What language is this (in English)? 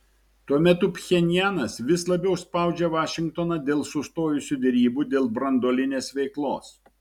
Lithuanian